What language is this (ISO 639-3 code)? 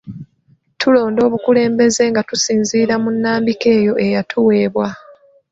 lug